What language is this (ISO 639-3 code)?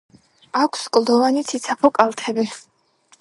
kat